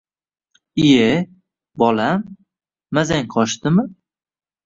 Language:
Uzbek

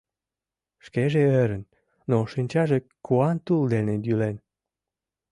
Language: Mari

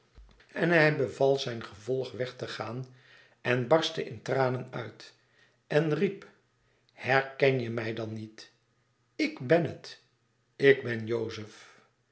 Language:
Dutch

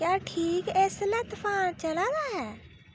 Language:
Dogri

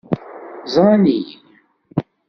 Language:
Kabyle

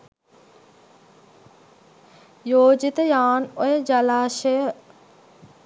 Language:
Sinhala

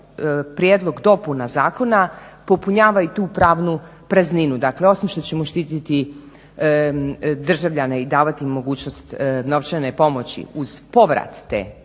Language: Croatian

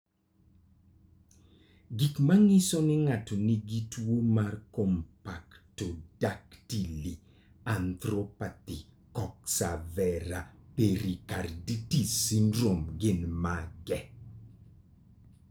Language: Luo (Kenya and Tanzania)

